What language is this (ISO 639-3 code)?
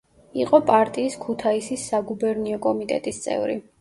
kat